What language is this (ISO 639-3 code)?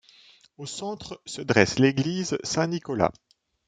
fra